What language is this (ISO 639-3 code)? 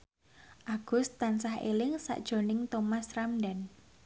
jav